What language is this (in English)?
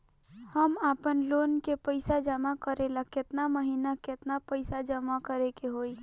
Bhojpuri